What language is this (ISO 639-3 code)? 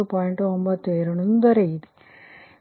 kan